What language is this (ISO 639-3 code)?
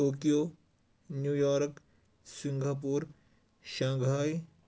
kas